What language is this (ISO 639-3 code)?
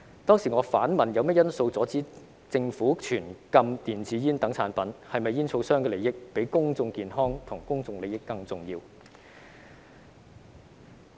yue